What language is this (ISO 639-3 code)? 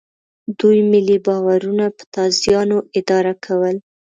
pus